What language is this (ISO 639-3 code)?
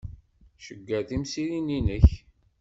kab